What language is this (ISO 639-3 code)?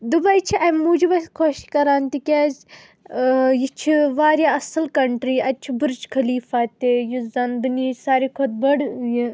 kas